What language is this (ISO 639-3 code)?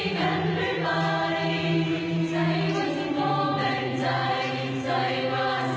tha